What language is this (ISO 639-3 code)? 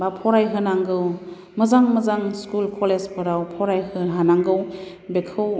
brx